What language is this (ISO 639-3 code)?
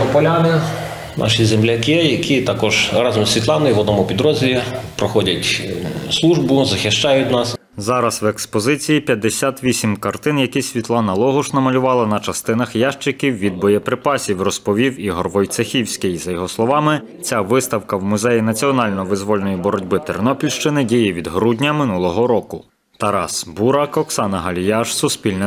ukr